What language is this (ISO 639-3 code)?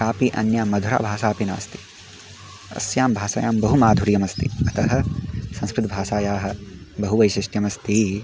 san